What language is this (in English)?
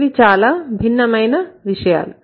Telugu